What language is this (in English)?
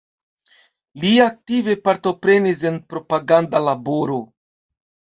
Esperanto